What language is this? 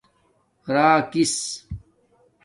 Domaaki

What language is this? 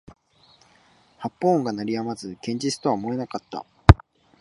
Japanese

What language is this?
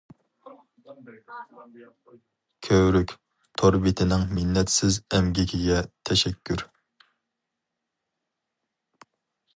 Uyghur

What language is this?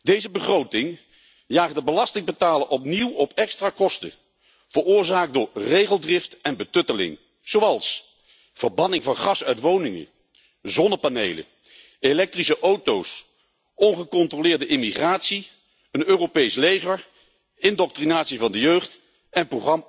Dutch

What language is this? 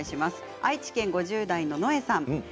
Japanese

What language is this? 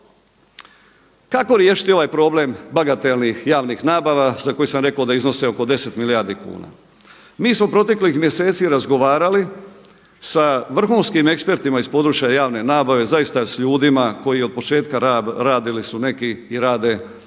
Croatian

